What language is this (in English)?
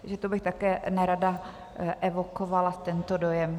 Czech